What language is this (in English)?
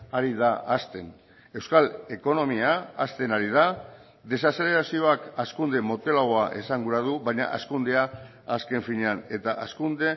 Basque